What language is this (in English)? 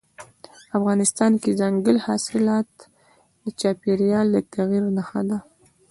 Pashto